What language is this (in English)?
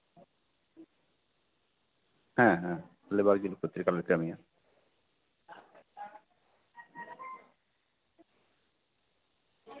Santali